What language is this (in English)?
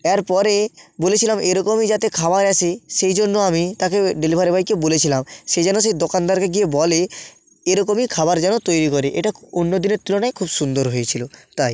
Bangla